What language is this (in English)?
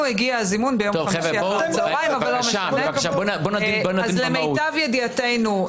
Hebrew